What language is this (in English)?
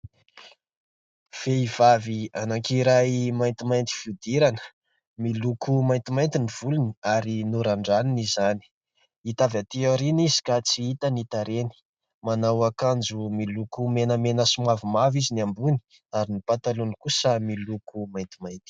Malagasy